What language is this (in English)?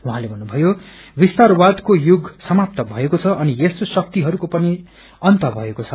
Nepali